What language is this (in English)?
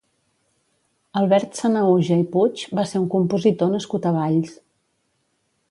Catalan